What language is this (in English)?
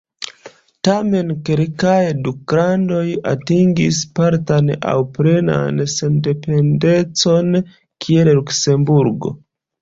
Esperanto